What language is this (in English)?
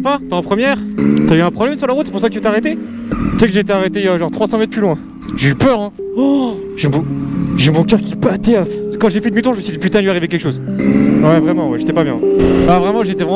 French